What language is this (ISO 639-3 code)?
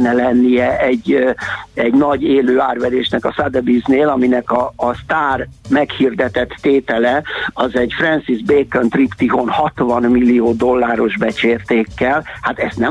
hun